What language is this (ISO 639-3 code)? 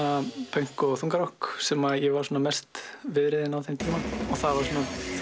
isl